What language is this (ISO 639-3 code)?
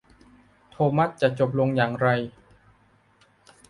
tha